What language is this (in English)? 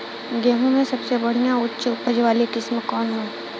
Bhojpuri